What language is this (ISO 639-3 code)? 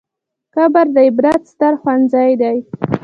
pus